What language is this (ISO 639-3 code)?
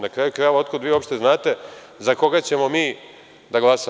srp